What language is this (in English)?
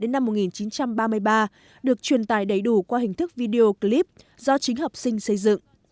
Vietnamese